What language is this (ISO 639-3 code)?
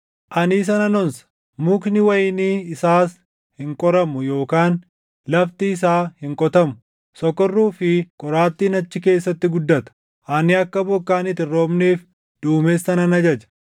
orm